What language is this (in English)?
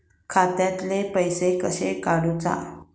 Marathi